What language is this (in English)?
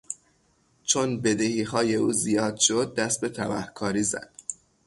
Persian